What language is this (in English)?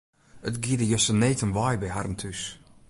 Western Frisian